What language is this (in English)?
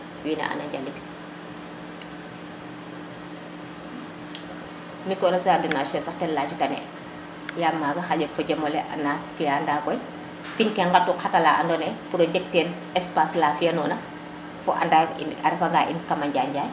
Serer